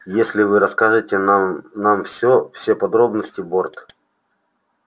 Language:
Russian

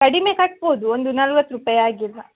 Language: Kannada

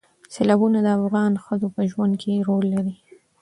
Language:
Pashto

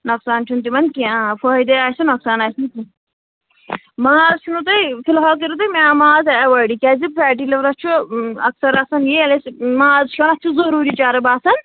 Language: Kashmiri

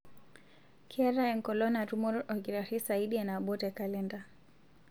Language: Masai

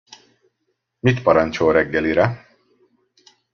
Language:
Hungarian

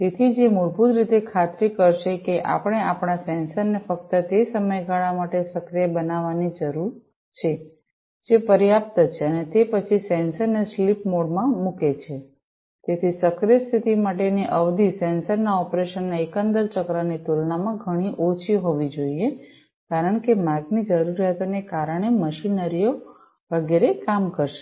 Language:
Gujarati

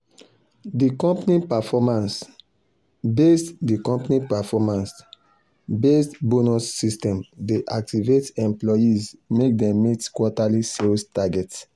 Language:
Nigerian Pidgin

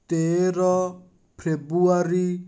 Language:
Odia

